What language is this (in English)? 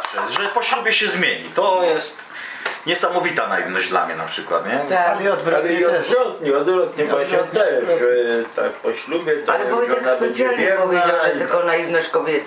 Polish